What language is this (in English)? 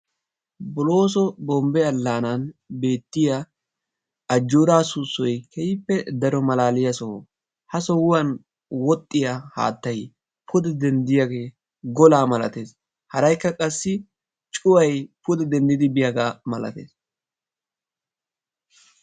Wolaytta